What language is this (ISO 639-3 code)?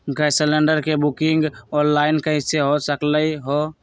mag